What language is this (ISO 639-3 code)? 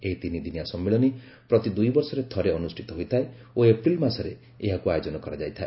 ori